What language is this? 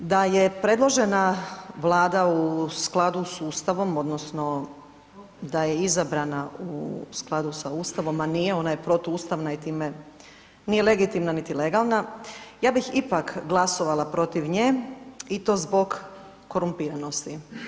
Croatian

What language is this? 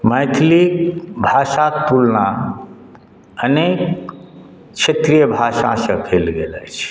Maithili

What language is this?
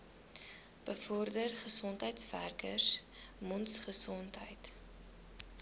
Afrikaans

